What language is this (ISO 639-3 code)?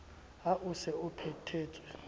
sot